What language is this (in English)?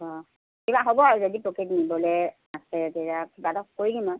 Assamese